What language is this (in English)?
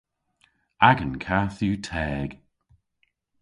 Cornish